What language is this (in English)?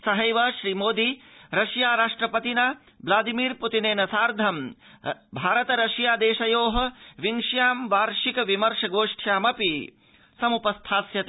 Sanskrit